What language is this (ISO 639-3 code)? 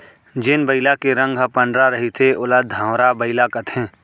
hne